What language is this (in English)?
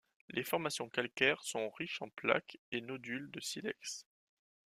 French